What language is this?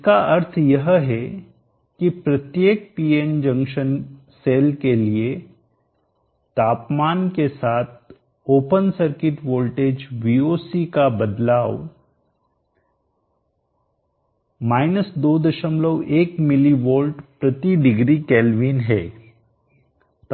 Hindi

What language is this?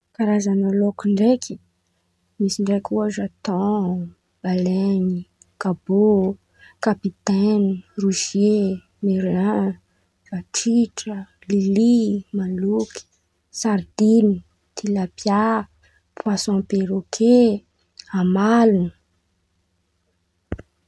Antankarana Malagasy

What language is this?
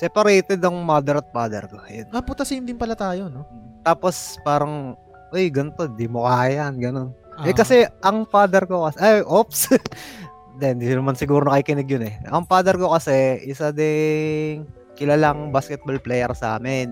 Filipino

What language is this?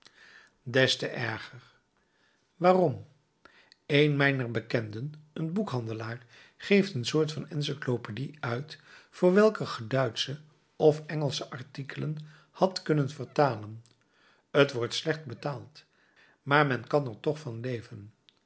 Dutch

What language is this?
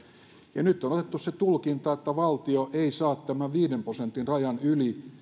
Finnish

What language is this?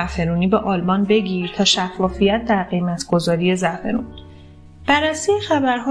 Persian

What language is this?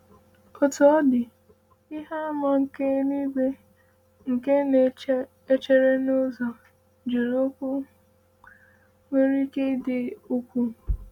Igbo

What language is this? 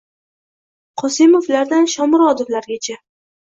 Uzbek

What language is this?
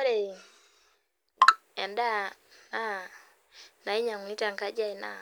Masai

